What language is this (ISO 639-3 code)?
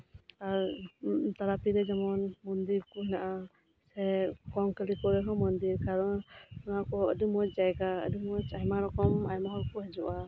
sat